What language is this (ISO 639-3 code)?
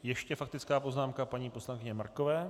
ces